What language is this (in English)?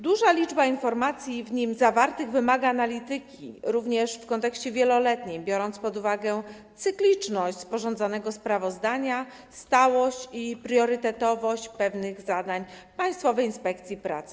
Polish